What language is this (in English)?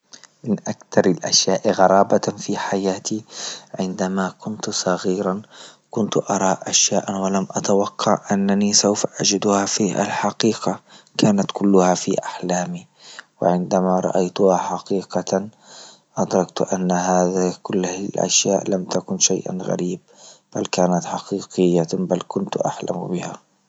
Libyan Arabic